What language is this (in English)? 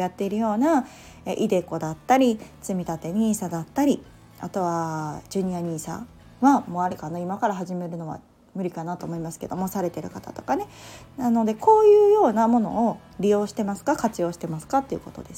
Japanese